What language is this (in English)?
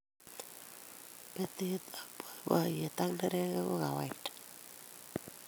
Kalenjin